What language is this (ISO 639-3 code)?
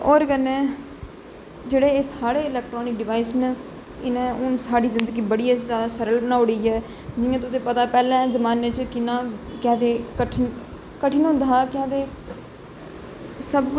doi